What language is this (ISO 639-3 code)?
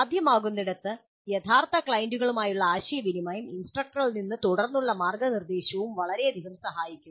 mal